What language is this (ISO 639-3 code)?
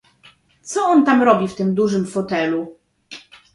pol